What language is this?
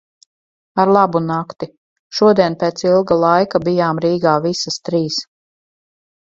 Latvian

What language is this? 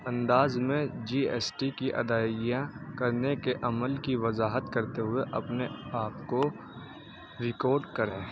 Urdu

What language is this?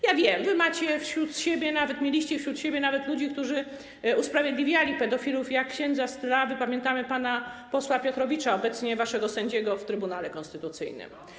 Polish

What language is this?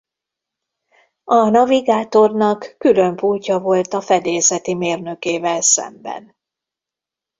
Hungarian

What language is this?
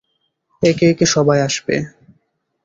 Bangla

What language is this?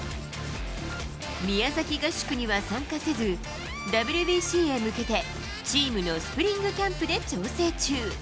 Japanese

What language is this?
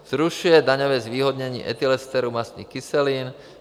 Czech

